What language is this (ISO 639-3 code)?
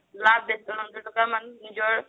asm